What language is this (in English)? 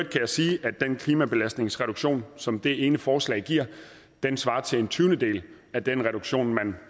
Danish